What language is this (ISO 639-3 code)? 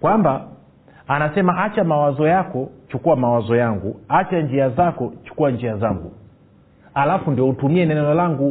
swa